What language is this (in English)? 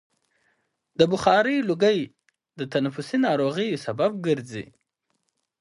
Pashto